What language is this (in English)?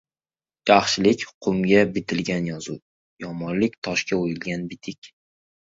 Uzbek